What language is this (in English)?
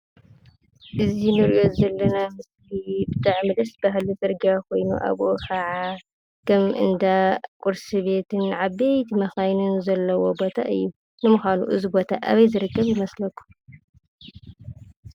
Tigrinya